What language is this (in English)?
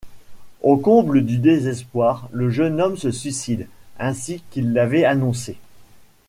French